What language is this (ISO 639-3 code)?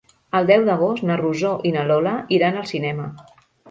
cat